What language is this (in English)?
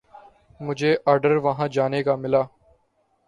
Urdu